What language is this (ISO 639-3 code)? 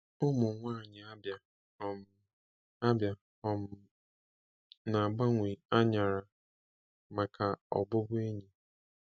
ibo